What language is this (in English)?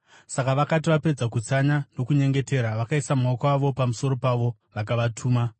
Shona